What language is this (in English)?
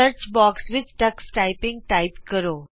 Punjabi